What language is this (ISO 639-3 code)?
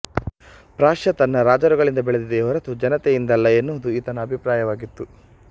kan